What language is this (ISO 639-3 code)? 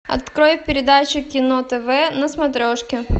rus